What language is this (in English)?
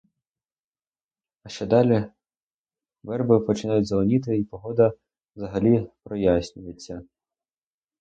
Ukrainian